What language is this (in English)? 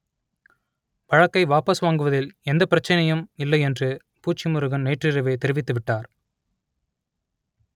Tamil